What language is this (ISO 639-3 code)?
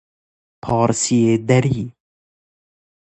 fas